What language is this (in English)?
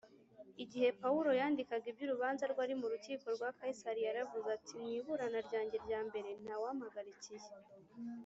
Kinyarwanda